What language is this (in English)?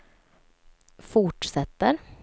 Swedish